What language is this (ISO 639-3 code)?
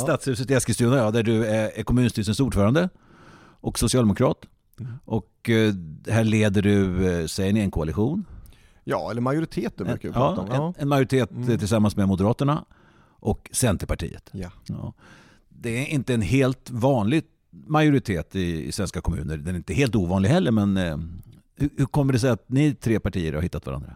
swe